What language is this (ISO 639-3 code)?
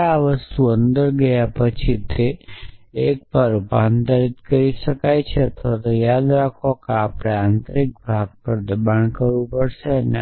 guj